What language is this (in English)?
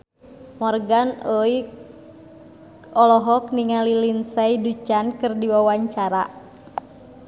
Sundanese